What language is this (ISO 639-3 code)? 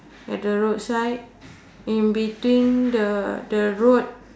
eng